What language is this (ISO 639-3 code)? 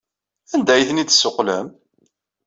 kab